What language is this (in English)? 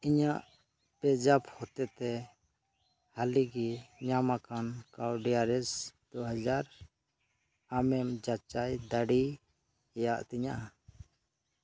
Santali